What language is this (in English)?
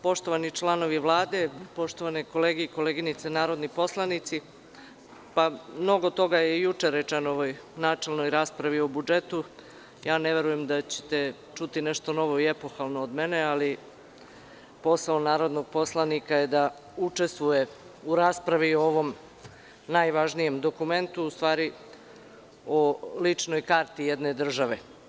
Serbian